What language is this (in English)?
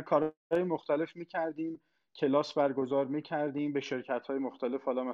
Persian